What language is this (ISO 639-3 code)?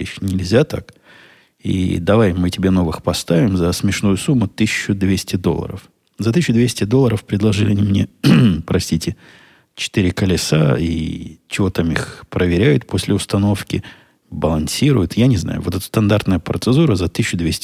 rus